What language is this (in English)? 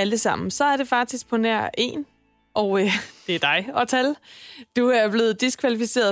Danish